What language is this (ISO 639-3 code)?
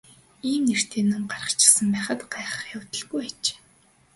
mon